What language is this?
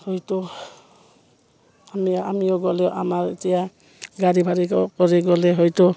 Assamese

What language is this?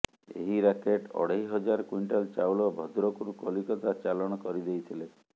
Odia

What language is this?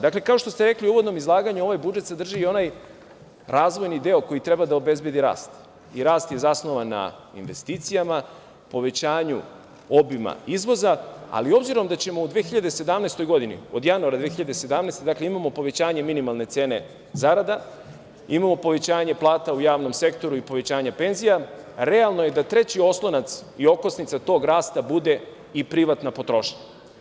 Serbian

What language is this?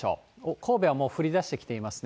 Japanese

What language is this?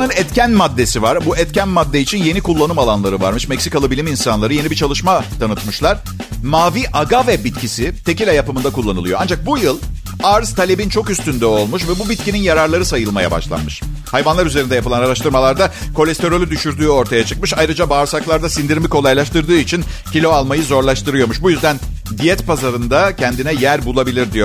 Turkish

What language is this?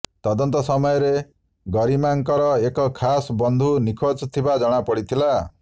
Odia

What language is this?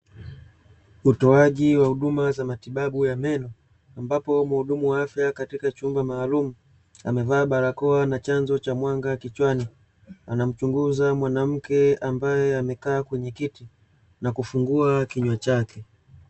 Swahili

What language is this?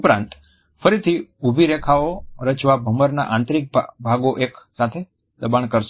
Gujarati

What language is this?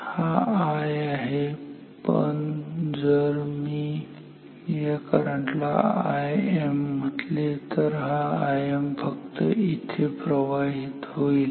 Marathi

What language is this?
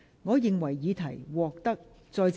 Cantonese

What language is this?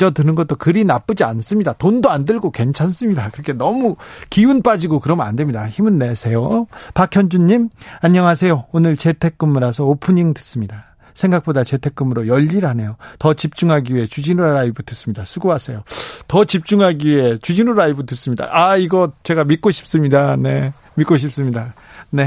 Korean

